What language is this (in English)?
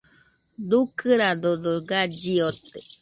Nüpode Huitoto